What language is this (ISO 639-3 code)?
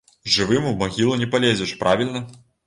bel